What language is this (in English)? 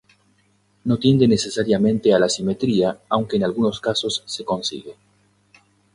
Spanish